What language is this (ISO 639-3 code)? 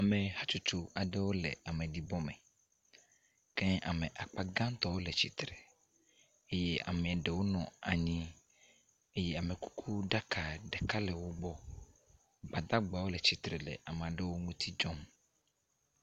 ewe